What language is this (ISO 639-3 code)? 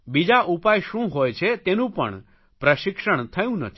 guj